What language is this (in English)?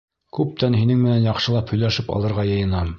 Bashkir